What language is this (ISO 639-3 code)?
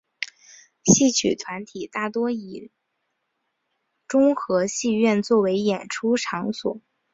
zho